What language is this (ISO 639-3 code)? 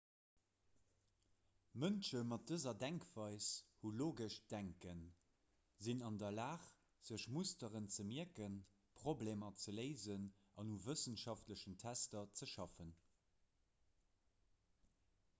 ltz